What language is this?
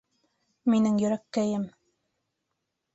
Bashkir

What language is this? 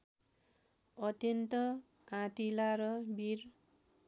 Nepali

